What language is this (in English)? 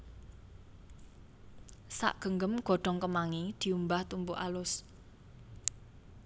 Javanese